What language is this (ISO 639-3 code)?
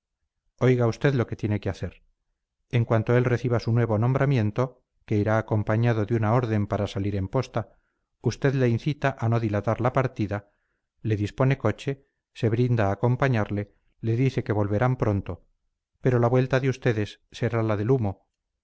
spa